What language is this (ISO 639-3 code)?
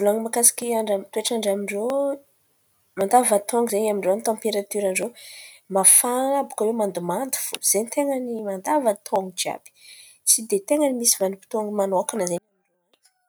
xmv